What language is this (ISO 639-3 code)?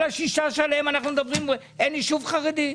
heb